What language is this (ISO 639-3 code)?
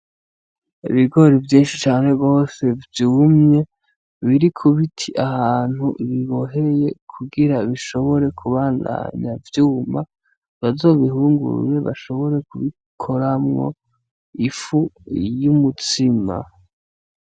run